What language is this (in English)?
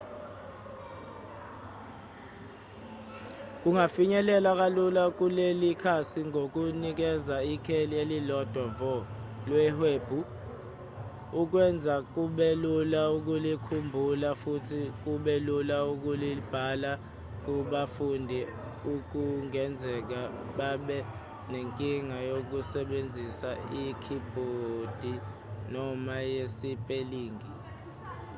Zulu